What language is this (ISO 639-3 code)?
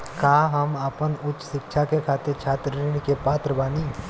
bho